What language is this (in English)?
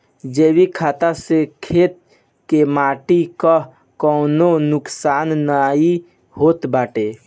Bhojpuri